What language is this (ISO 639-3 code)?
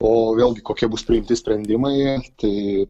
lit